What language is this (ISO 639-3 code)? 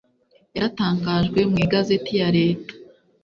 kin